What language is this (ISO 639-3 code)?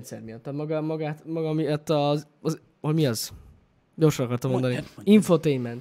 hun